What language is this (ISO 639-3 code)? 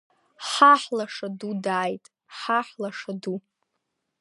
abk